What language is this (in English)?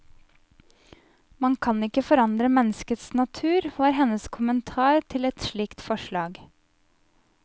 Norwegian